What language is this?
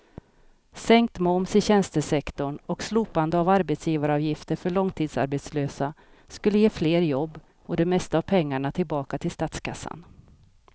Swedish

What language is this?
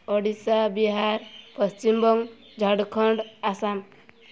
Odia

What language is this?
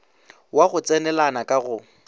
Northern Sotho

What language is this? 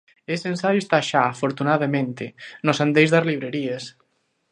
Galician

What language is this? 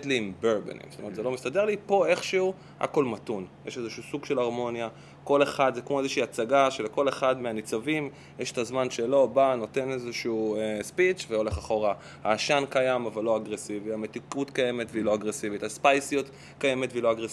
Hebrew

